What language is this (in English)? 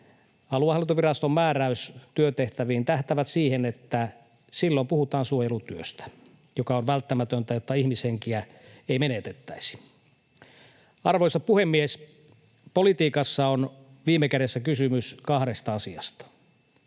Finnish